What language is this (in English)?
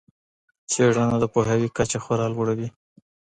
Pashto